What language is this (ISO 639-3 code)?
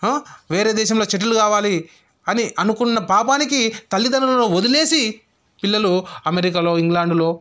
tel